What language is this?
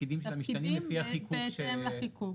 Hebrew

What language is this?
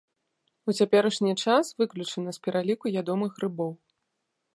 Belarusian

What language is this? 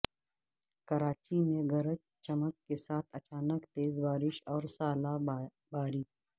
Urdu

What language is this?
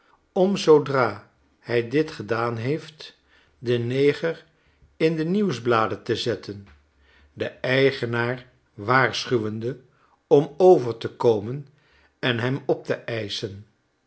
Dutch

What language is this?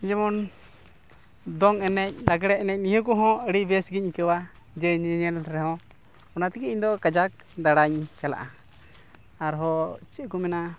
Santali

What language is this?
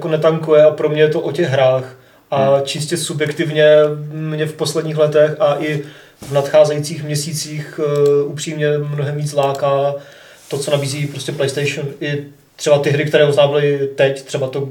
Czech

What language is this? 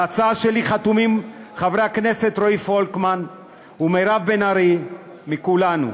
Hebrew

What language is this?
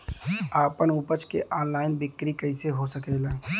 Bhojpuri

